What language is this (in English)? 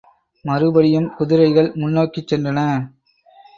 Tamil